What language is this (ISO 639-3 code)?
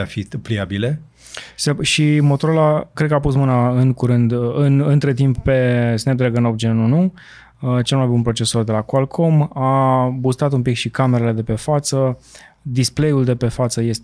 ron